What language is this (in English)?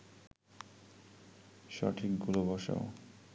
Bangla